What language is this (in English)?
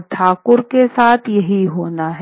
Hindi